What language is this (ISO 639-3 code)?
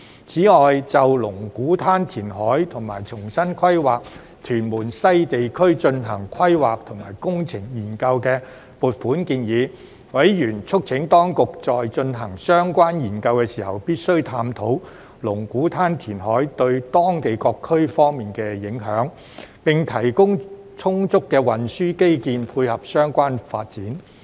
yue